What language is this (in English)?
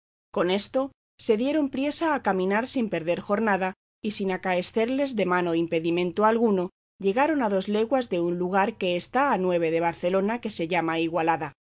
Spanish